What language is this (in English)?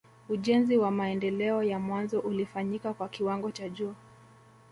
Swahili